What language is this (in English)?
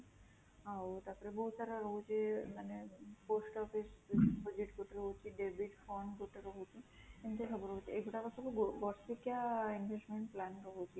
Odia